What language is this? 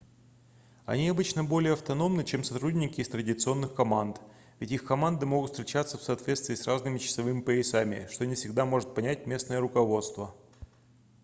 Russian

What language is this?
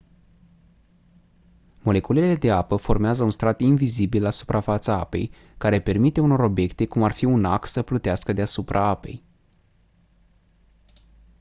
Romanian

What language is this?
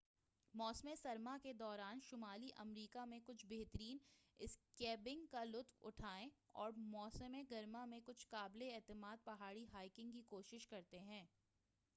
Urdu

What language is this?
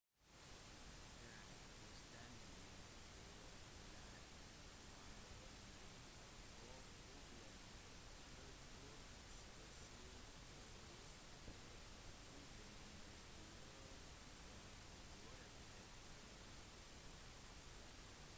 Norwegian Bokmål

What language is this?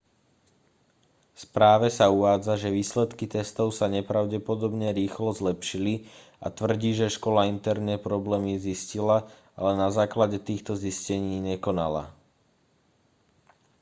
Slovak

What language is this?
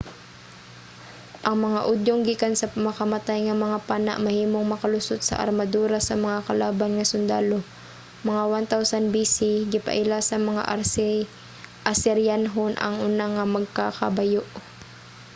Cebuano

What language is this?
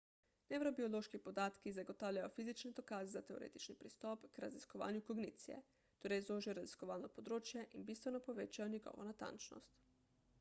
Slovenian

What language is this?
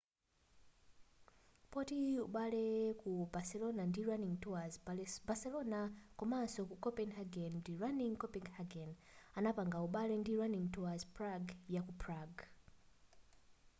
Nyanja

